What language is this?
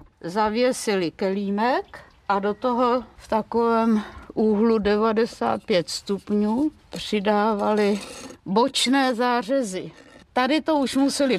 Czech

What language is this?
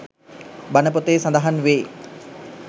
Sinhala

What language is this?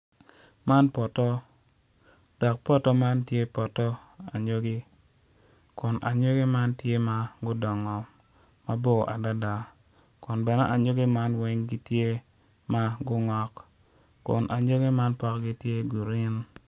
Acoli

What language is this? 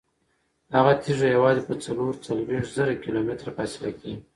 Pashto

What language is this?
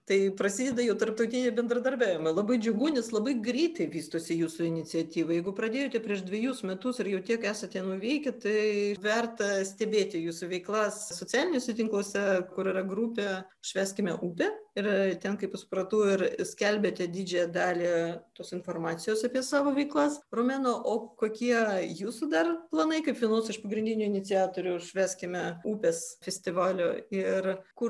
Lithuanian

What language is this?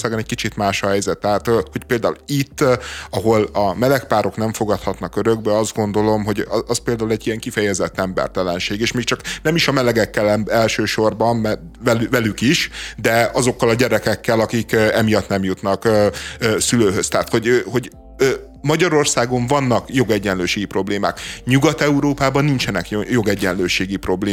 Hungarian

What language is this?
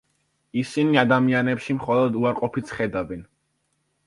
Georgian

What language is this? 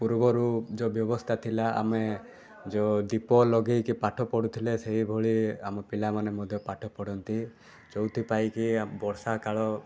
Odia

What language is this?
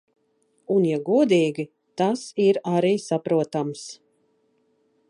Latvian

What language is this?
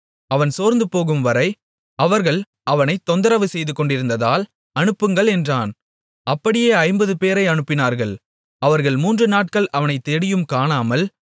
Tamil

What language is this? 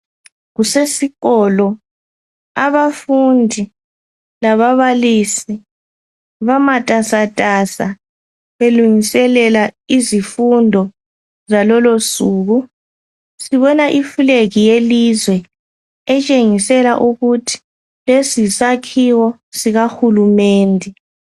North Ndebele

